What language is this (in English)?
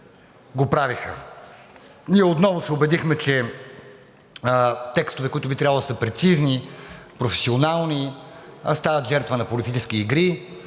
Bulgarian